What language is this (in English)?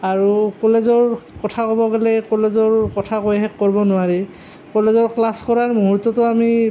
Assamese